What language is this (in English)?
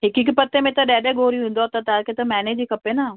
Sindhi